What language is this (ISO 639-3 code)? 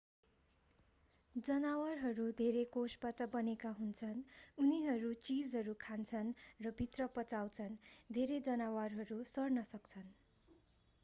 nep